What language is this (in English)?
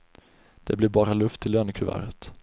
Swedish